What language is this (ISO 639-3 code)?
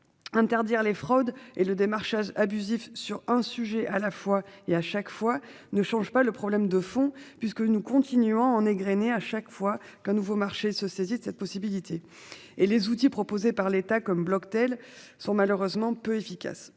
fra